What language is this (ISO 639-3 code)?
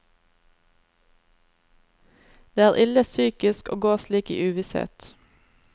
nor